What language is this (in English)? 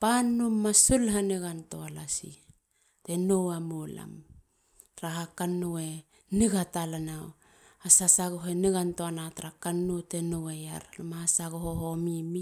Halia